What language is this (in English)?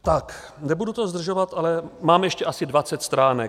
Czech